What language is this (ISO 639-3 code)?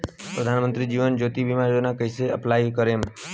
bho